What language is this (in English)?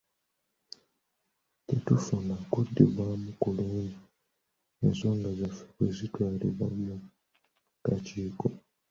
Ganda